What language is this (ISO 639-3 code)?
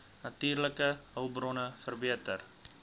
afr